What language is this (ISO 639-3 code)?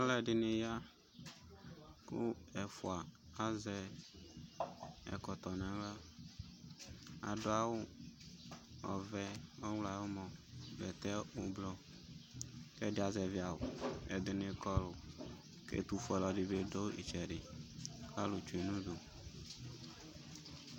kpo